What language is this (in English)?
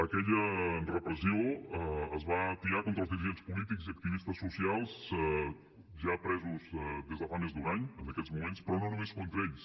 Catalan